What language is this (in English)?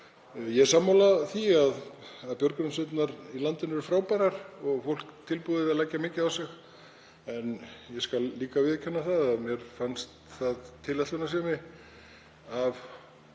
Icelandic